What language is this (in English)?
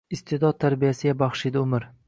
Uzbek